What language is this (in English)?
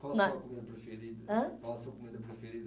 Portuguese